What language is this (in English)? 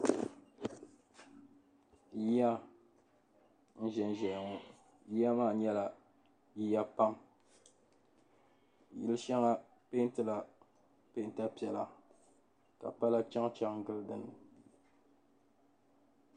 Dagbani